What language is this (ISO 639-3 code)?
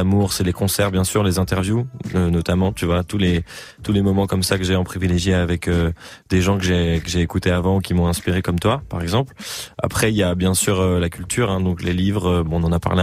fra